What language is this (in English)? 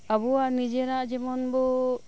Santali